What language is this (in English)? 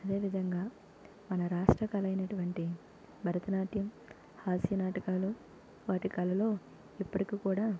Telugu